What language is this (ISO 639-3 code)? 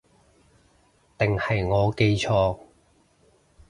yue